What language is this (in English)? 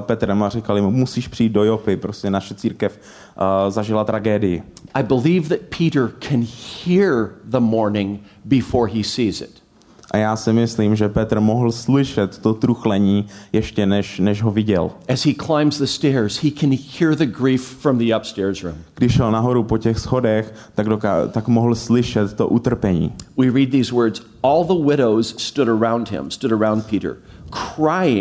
Czech